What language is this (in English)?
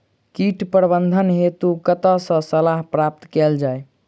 Maithili